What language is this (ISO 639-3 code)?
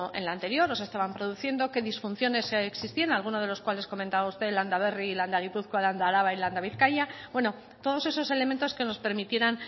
spa